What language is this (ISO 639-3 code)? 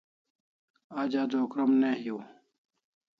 kls